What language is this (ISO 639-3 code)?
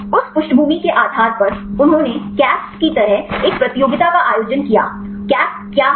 hin